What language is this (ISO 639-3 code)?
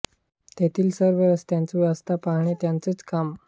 mar